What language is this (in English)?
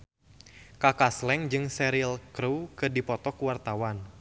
Sundanese